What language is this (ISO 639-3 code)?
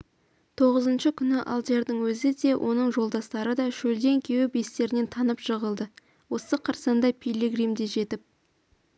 kaz